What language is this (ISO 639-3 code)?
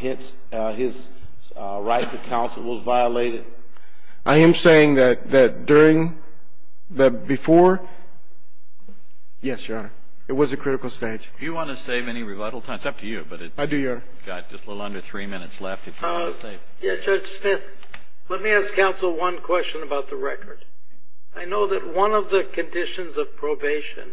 eng